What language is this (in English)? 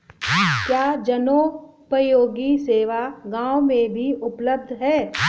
Hindi